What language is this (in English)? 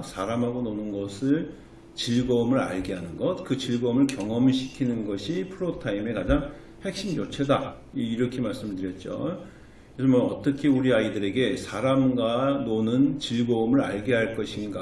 Korean